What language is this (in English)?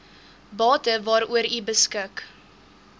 Afrikaans